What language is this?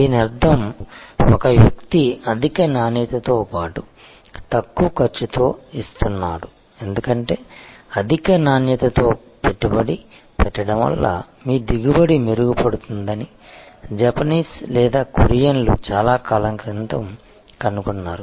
Telugu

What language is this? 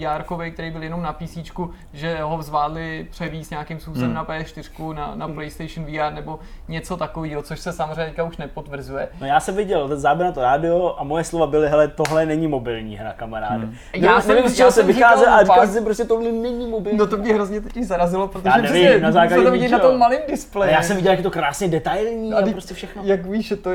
Czech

